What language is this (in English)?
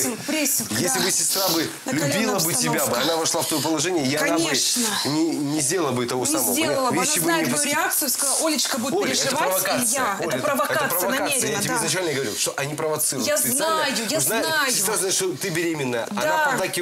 Russian